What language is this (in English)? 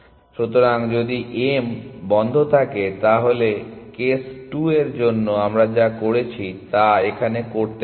Bangla